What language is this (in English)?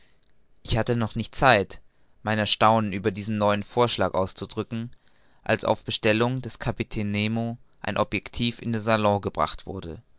German